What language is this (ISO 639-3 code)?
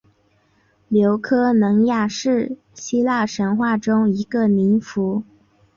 zho